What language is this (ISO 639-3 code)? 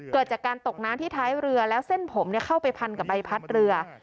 tha